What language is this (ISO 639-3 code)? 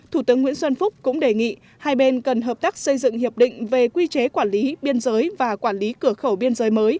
vie